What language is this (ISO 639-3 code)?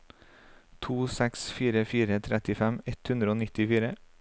nor